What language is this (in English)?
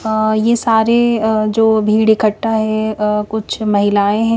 Hindi